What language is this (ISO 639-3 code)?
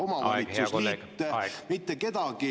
est